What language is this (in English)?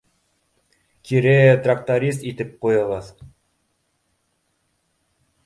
Bashkir